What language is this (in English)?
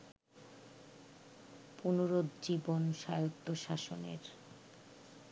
Bangla